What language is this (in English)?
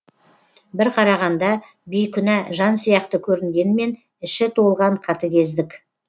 Kazakh